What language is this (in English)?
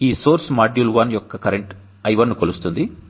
Telugu